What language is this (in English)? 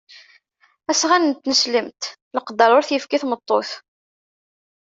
Kabyle